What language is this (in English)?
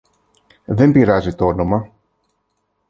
Greek